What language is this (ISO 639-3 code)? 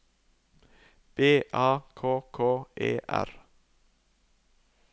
nor